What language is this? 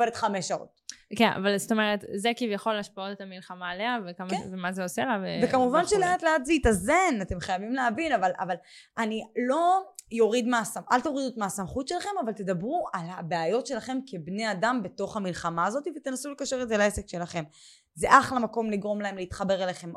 Hebrew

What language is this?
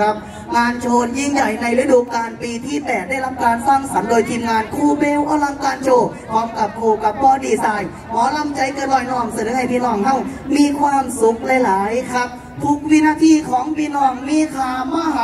Thai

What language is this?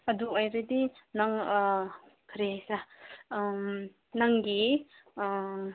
Manipuri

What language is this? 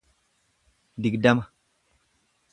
Oromo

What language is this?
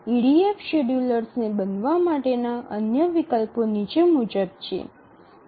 Gujarati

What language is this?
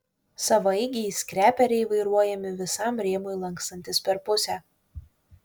Lithuanian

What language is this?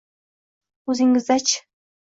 Uzbek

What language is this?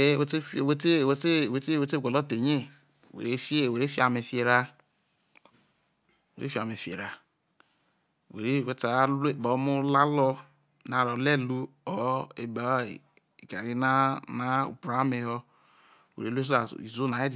Isoko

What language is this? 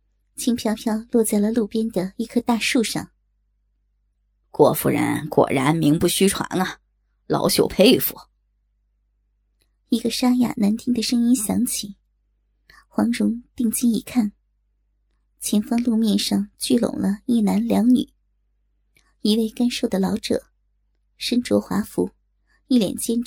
Chinese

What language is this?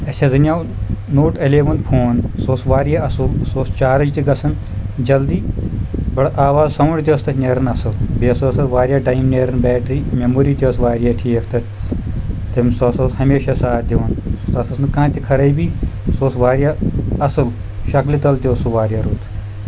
Kashmiri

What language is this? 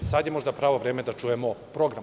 Serbian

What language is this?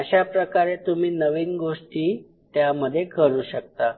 Marathi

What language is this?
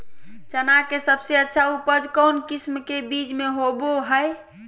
Magahi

